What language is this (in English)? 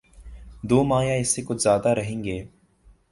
Urdu